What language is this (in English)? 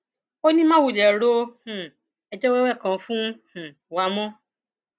Yoruba